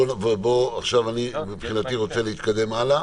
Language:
Hebrew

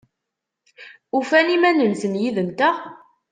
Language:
Kabyle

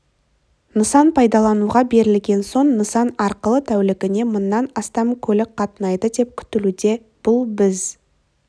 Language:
Kazakh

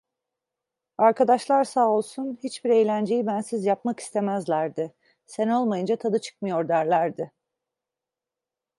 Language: Turkish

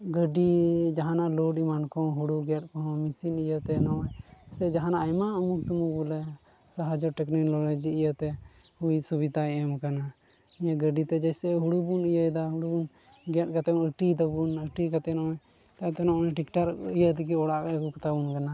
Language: Santali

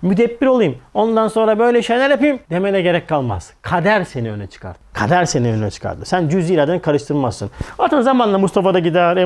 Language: Turkish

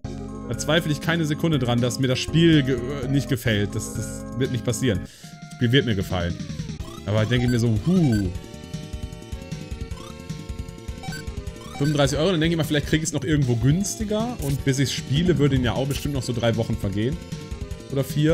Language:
German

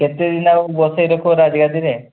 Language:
Odia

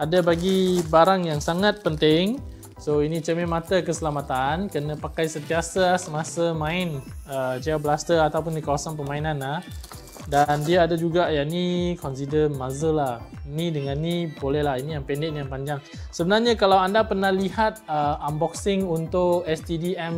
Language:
Malay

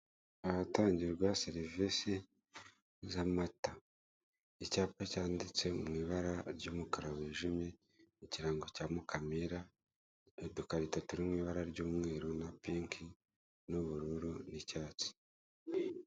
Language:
Kinyarwanda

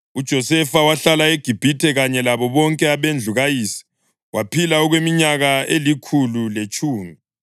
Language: North Ndebele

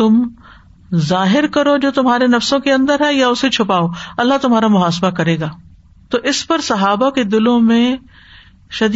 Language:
Urdu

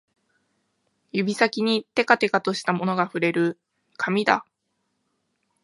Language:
Japanese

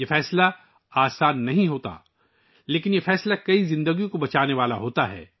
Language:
Urdu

